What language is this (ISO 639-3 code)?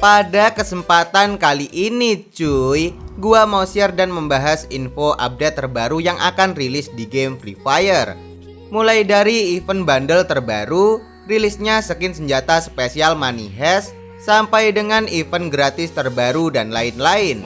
ind